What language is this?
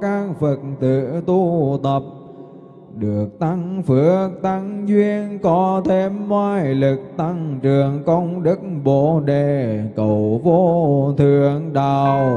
Vietnamese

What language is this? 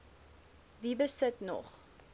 Afrikaans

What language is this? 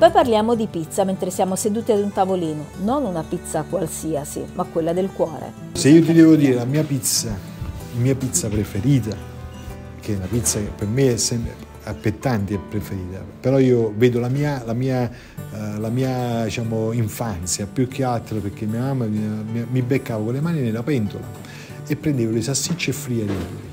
Italian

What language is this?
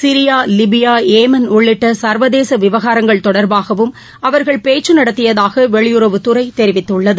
Tamil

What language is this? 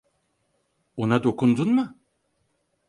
Turkish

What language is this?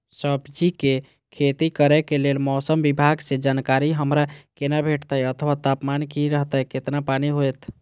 Maithili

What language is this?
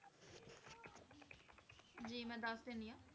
Punjabi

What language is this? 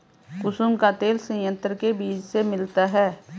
Hindi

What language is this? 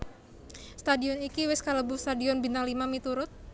Javanese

